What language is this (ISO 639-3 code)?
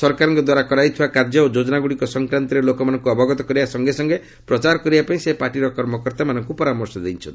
ori